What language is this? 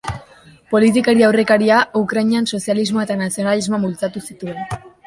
Basque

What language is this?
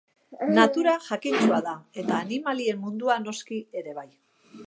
Basque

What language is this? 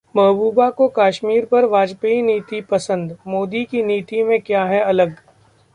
Hindi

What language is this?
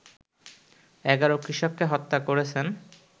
Bangla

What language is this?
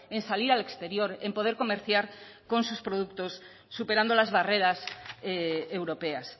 Spanish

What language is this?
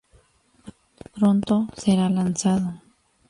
Spanish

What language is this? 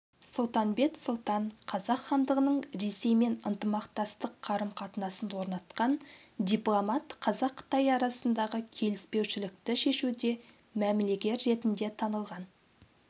Kazakh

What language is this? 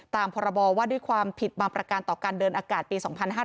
Thai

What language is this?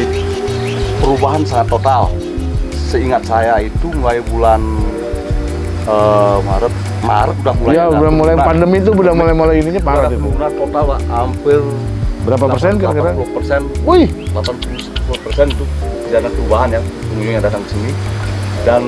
Indonesian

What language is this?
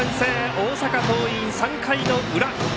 Japanese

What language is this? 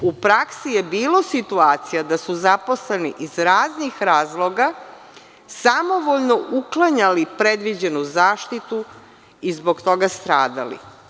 Serbian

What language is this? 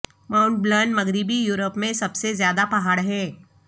Urdu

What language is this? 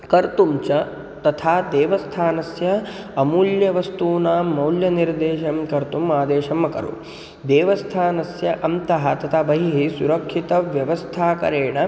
Sanskrit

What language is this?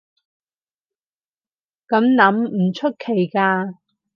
Cantonese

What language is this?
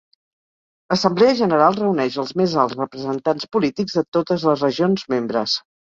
Catalan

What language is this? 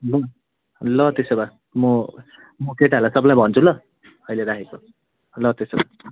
Nepali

